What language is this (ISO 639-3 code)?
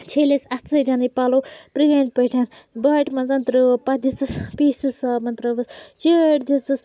kas